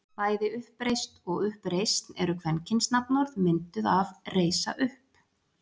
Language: Icelandic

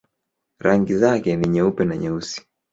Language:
Swahili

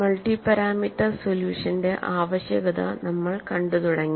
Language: Malayalam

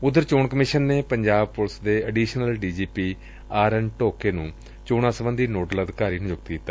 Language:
Punjabi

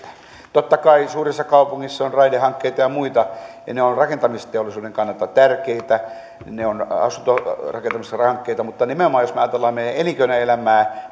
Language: Finnish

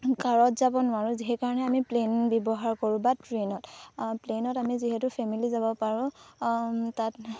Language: Assamese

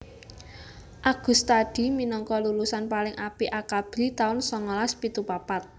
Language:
Javanese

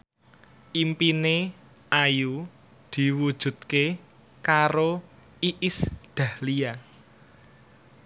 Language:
Javanese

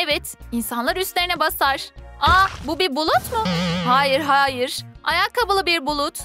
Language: Turkish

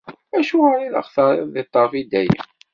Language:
Kabyle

